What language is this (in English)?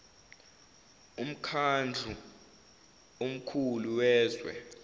Zulu